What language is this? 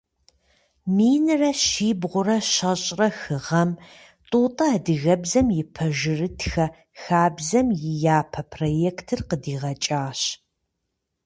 Kabardian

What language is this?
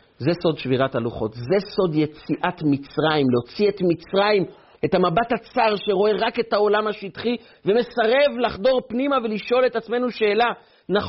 Hebrew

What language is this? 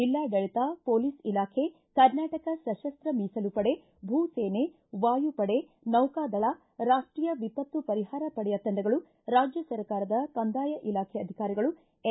Kannada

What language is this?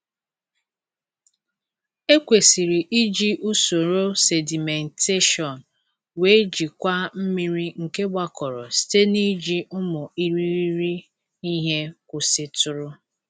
Igbo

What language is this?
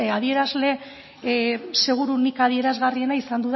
Basque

